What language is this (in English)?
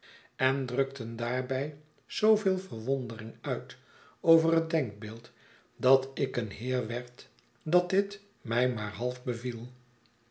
Dutch